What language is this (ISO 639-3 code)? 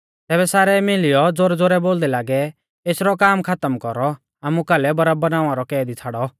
bfz